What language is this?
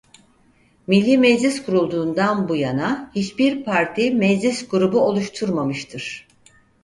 Turkish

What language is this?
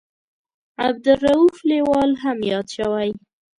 Pashto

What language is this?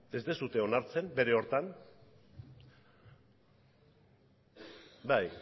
Basque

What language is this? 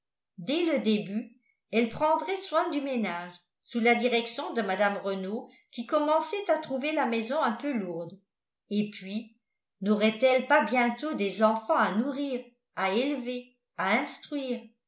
French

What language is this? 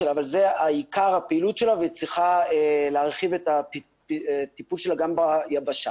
Hebrew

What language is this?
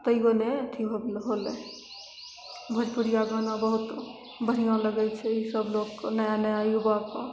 Maithili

